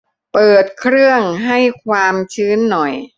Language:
Thai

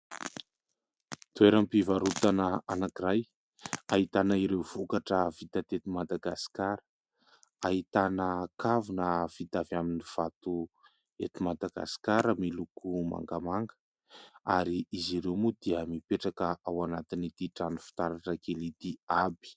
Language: Malagasy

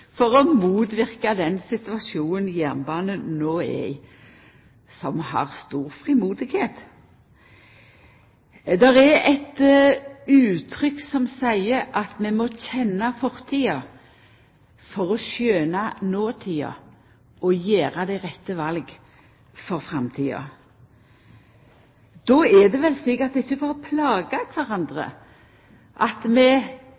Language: Norwegian Nynorsk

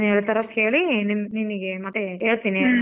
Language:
Kannada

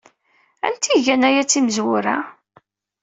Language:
Kabyle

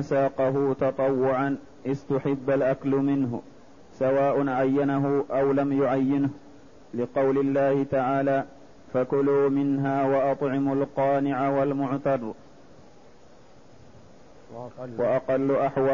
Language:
Arabic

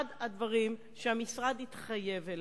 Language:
Hebrew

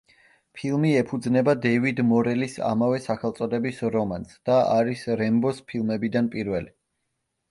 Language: Georgian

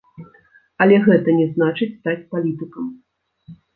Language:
Belarusian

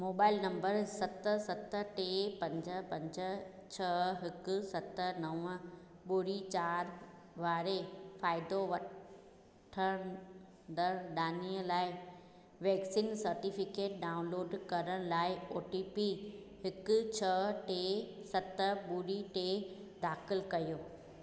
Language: Sindhi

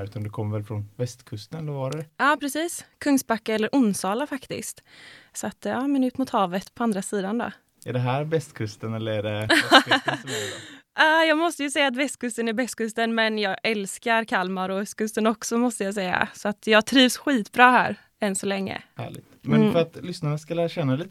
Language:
Swedish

